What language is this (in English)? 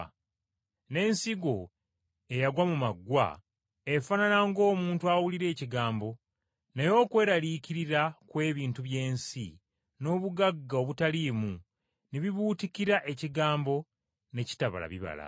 Ganda